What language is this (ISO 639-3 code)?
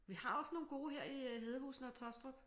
dan